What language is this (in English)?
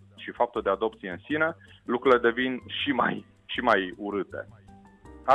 Romanian